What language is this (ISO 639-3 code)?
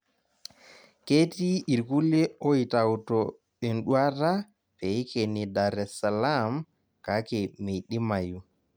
mas